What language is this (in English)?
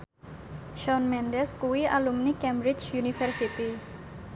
Javanese